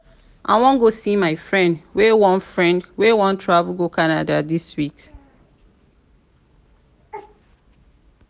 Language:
Nigerian Pidgin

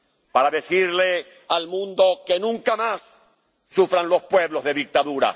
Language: Spanish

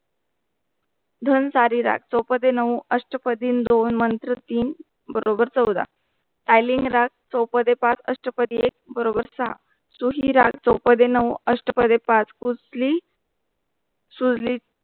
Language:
Marathi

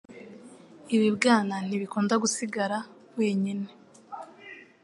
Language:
Kinyarwanda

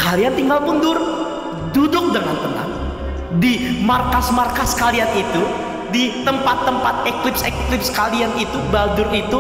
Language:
Indonesian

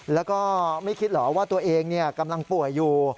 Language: Thai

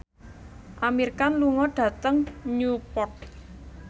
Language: Javanese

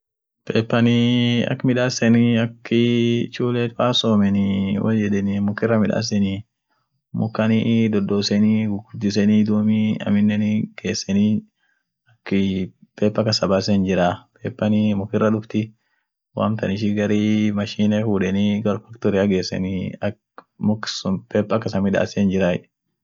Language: Orma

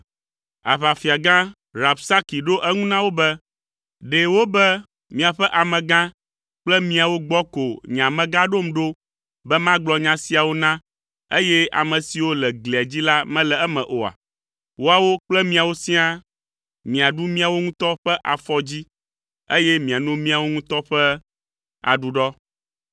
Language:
Ewe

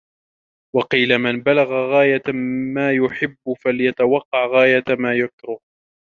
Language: Arabic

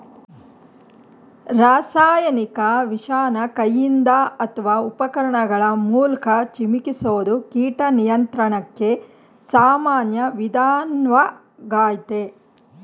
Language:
Kannada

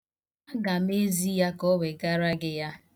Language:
Igbo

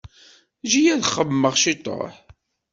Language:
Kabyle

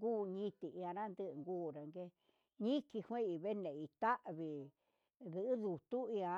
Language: Huitepec Mixtec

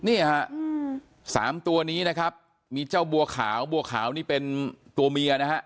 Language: Thai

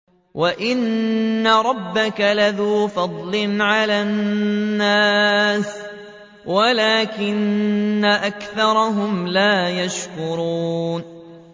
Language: Arabic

